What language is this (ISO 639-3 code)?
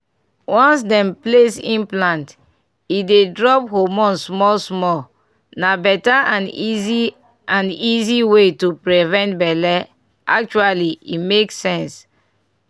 pcm